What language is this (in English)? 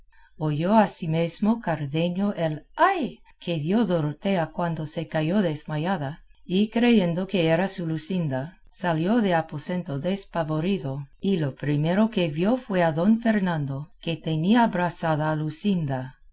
Spanish